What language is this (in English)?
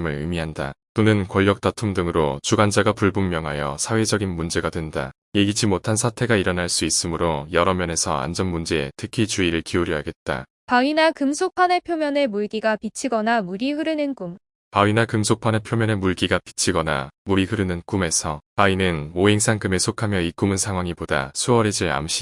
Korean